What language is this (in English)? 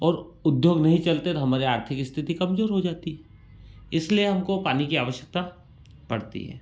Hindi